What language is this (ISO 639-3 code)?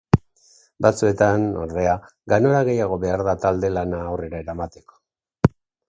eus